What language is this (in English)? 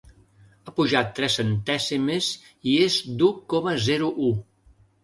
Catalan